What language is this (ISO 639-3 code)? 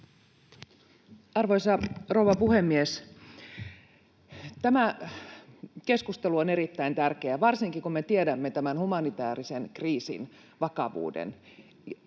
fin